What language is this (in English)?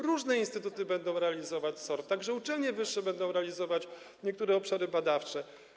Polish